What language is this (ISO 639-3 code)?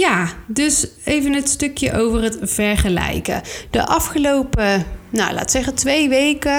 nld